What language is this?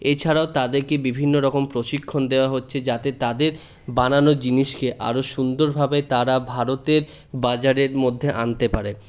Bangla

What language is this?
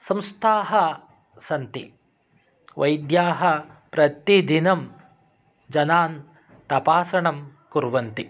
Sanskrit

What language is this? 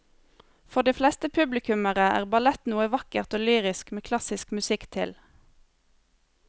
Norwegian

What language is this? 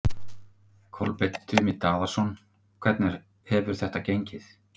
Icelandic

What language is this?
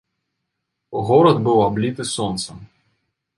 Belarusian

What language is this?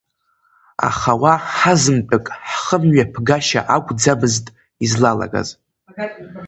Abkhazian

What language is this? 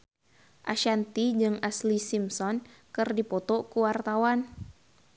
Sundanese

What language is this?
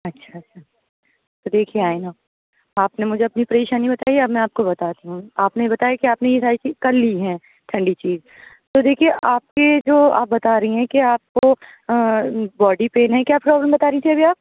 Urdu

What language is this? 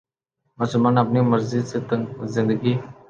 Urdu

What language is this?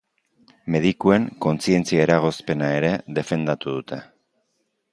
Basque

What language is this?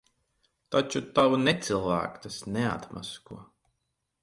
Latvian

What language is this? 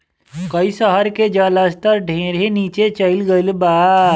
Bhojpuri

